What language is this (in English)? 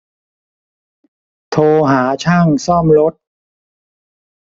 Thai